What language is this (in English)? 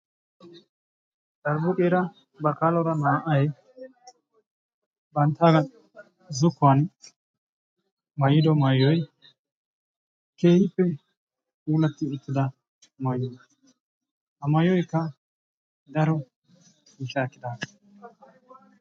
Wolaytta